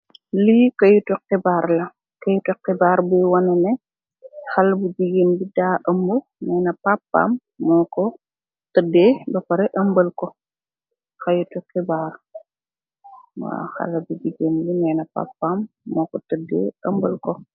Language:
Wolof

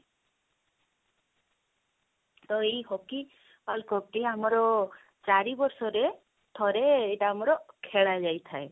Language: Odia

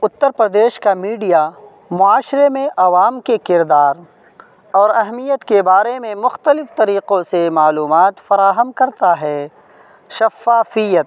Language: Urdu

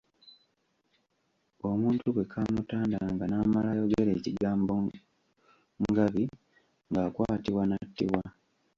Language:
Ganda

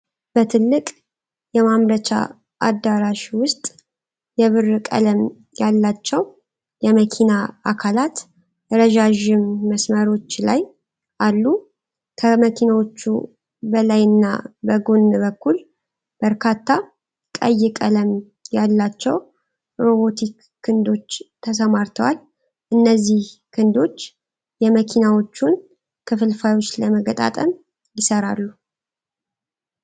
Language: Amharic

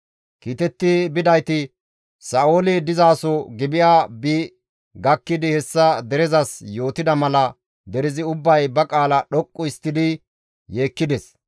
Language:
Gamo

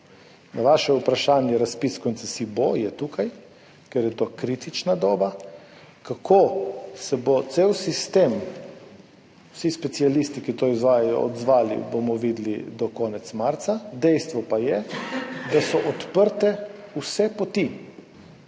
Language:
Slovenian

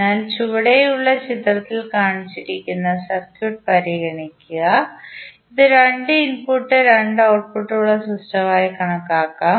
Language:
Malayalam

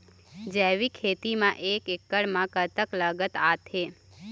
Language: Chhattisgarhi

